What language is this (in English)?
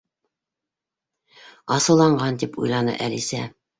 Bashkir